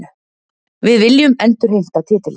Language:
Icelandic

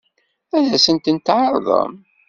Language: Kabyle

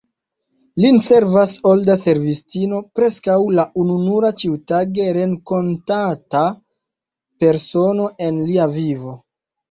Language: Esperanto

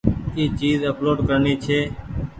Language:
Goaria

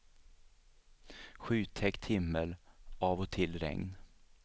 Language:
Swedish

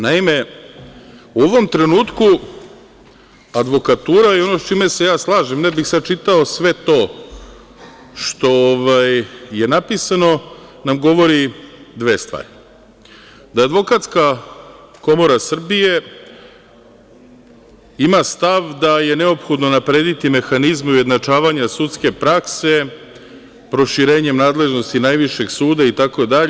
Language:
Serbian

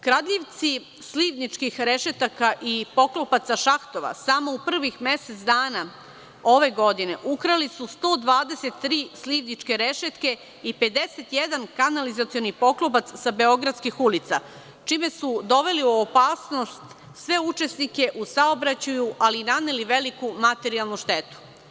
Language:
Serbian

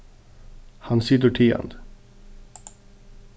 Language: Faroese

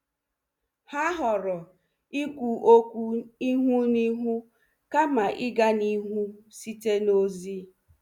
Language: Igbo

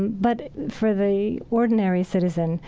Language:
English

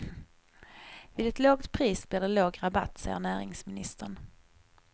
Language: Swedish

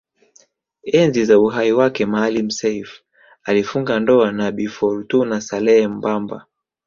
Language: Swahili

